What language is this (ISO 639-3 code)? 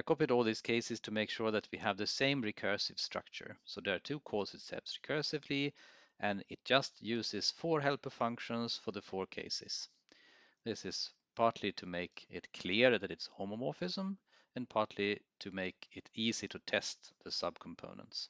eng